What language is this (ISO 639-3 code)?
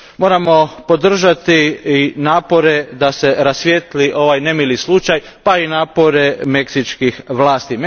hrv